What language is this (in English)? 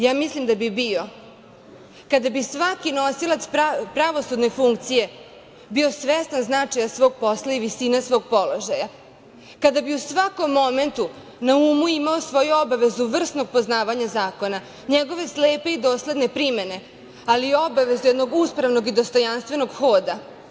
Serbian